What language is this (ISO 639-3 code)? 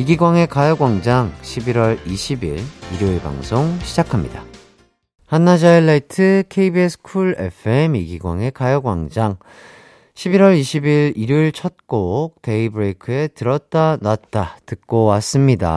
kor